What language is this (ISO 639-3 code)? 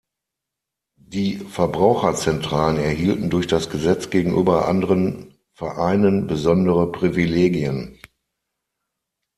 deu